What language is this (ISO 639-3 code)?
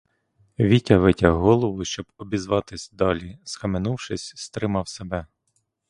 ukr